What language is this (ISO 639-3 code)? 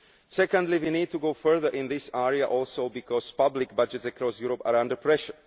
eng